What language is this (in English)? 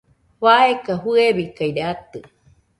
Nüpode Huitoto